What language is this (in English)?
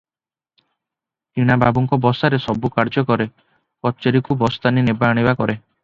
Odia